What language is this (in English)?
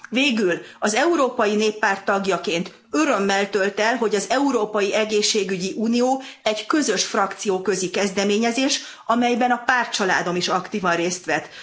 Hungarian